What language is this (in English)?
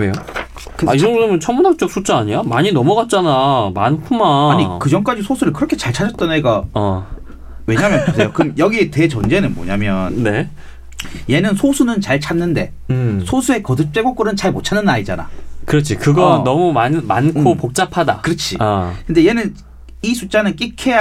Korean